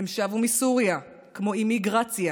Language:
Hebrew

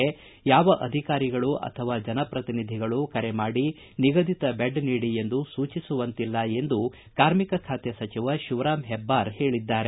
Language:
Kannada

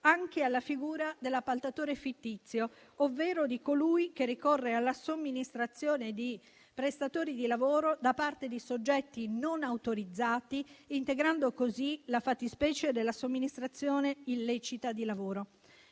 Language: Italian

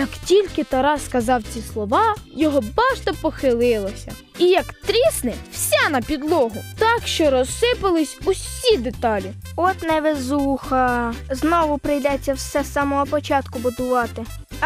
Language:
Ukrainian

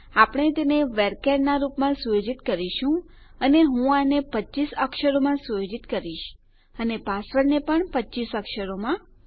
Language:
Gujarati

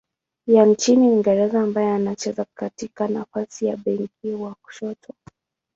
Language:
Swahili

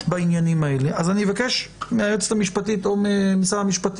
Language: Hebrew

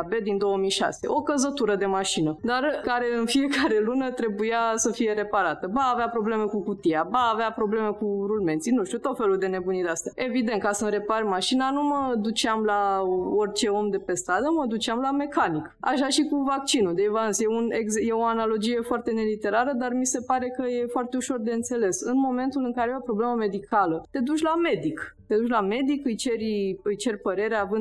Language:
Romanian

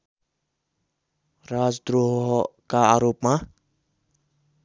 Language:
Nepali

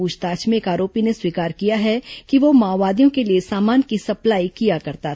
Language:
Hindi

